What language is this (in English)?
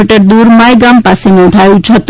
Gujarati